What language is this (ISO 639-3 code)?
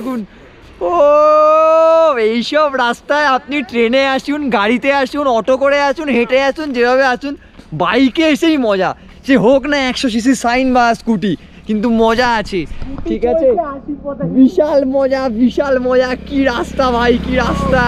ben